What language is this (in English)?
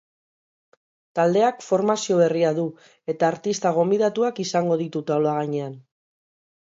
Basque